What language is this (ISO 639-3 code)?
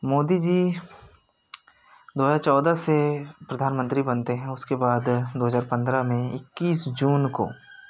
hin